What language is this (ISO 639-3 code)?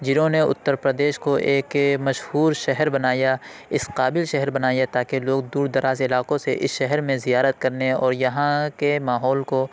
urd